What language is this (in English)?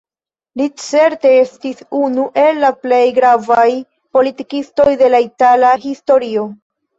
Esperanto